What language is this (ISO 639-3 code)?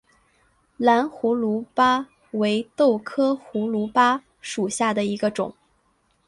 zho